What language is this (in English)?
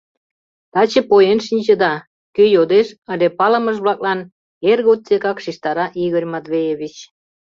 Mari